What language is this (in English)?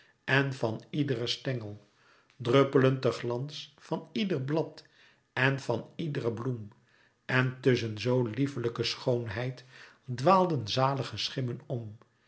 Dutch